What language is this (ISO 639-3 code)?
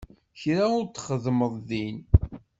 kab